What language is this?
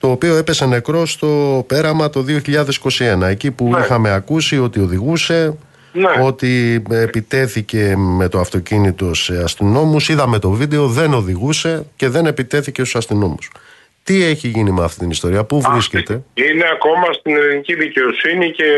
Greek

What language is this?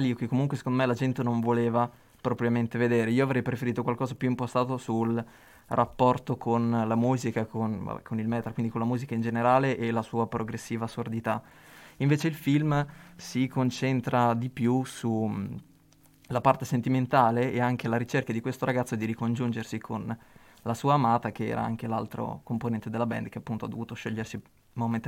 Italian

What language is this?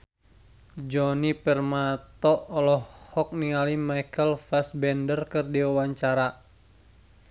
Sundanese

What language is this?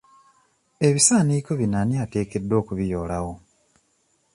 Ganda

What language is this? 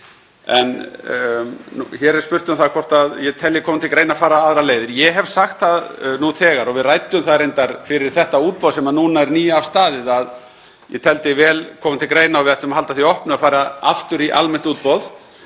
Icelandic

